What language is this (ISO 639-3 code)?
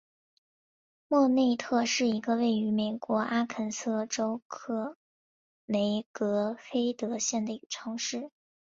zho